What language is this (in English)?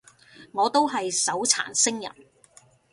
Cantonese